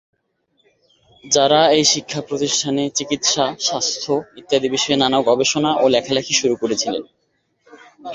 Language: Bangla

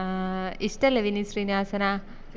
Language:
Malayalam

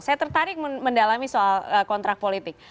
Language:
Indonesian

